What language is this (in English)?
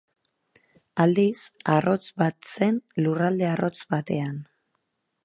Basque